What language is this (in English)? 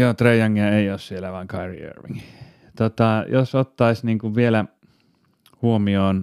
Finnish